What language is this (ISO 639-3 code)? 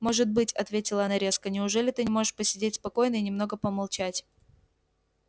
rus